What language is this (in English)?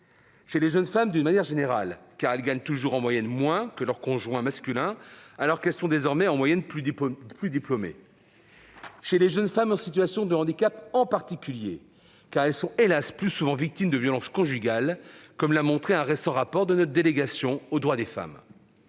French